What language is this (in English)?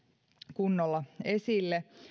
Finnish